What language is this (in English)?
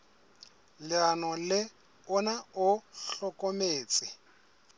Southern Sotho